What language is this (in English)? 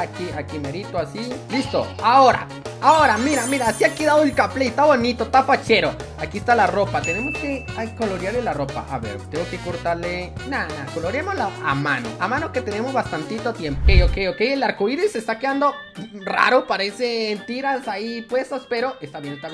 Spanish